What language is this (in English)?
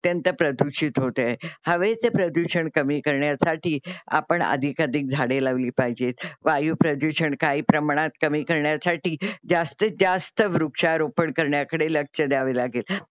Marathi